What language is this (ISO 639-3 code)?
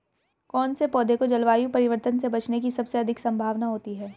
hin